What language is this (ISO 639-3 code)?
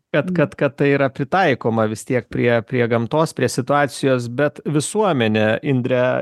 lit